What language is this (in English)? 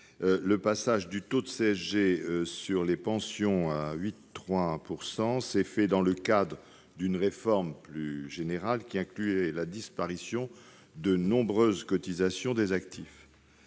French